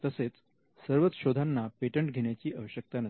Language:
Marathi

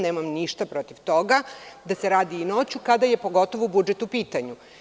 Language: Serbian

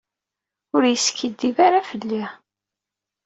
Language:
Kabyle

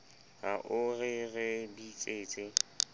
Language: Southern Sotho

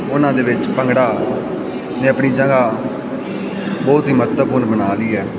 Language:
Punjabi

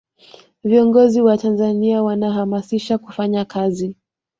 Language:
Swahili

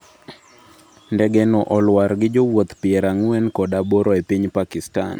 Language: Luo (Kenya and Tanzania)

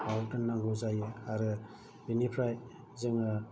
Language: Bodo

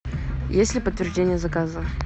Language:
Russian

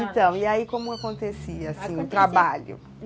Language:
Portuguese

